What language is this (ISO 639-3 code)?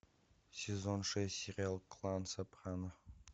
rus